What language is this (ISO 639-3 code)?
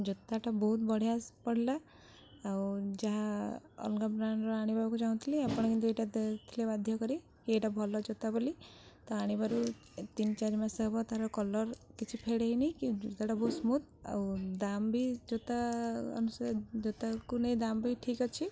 ori